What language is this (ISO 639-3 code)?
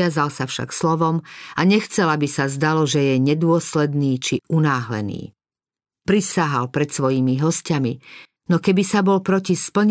slk